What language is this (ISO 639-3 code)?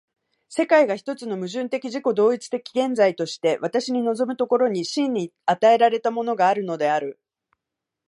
jpn